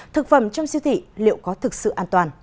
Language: Vietnamese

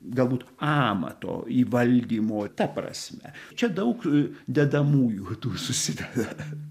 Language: Lithuanian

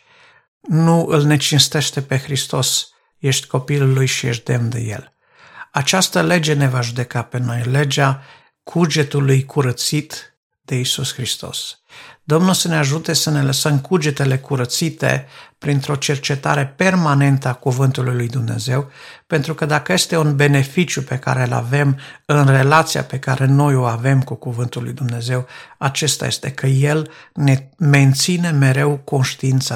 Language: Romanian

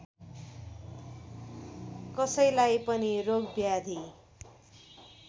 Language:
Nepali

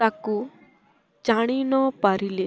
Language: Odia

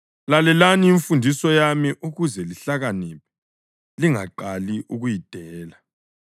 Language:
North Ndebele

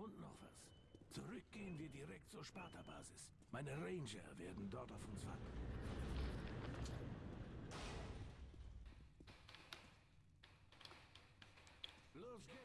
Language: German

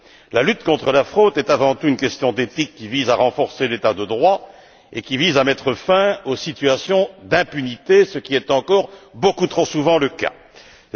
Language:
French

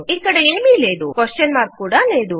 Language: Telugu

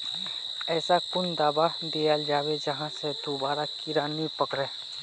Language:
Magahi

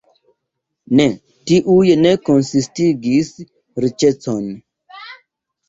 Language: Esperanto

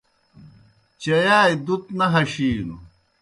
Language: Kohistani Shina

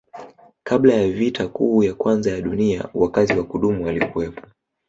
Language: Swahili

